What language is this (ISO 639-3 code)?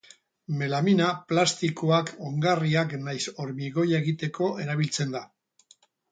eus